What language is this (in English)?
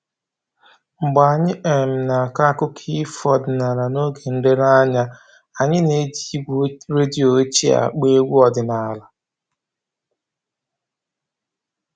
Igbo